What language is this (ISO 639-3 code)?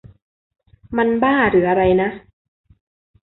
tha